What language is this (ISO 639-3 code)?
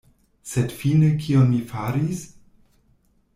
epo